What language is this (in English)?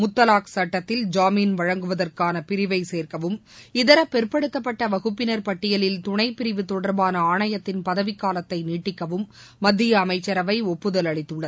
Tamil